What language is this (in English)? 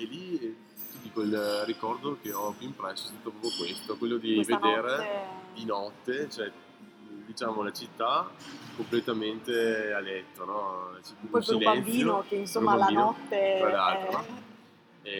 Italian